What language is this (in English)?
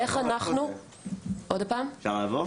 Hebrew